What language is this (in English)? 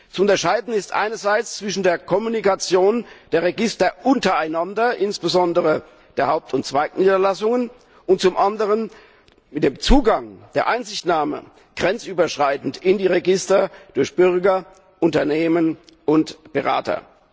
German